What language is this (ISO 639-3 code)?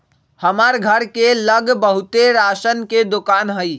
mag